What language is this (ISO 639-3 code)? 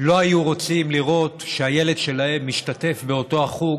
heb